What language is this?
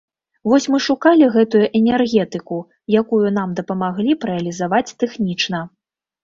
Belarusian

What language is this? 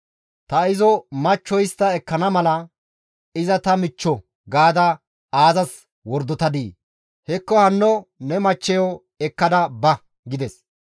Gamo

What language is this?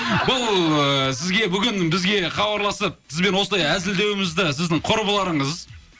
Kazakh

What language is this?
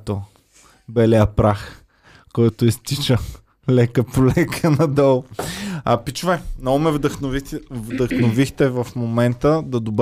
Bulgarian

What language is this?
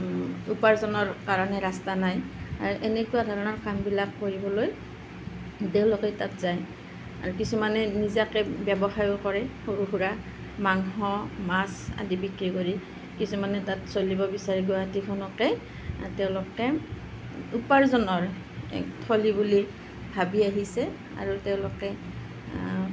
Assamese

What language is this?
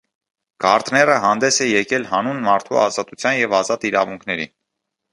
Armenian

